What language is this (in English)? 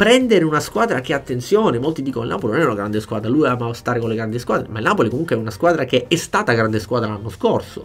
Italian